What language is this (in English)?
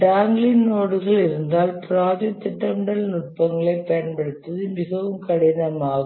Tamil